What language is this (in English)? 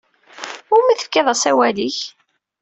Kabyle